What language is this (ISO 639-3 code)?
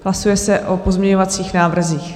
ces